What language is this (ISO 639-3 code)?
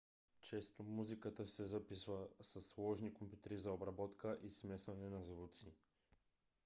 bul